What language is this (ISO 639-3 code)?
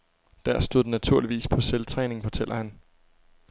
dan